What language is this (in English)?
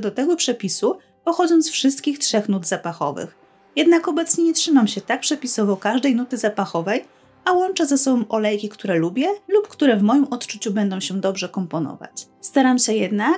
Polish